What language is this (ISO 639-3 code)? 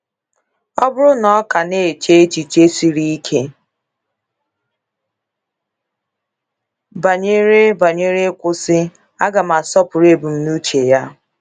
ibo